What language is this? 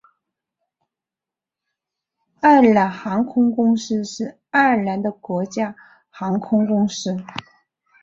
Chinese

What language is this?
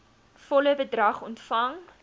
Afrikaans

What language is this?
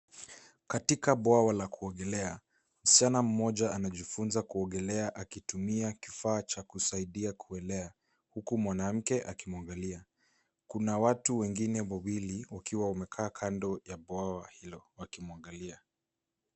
Swahili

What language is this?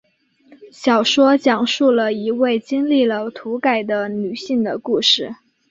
Chinese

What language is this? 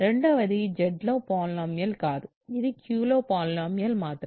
Telugu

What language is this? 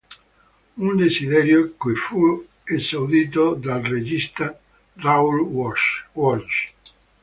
Italian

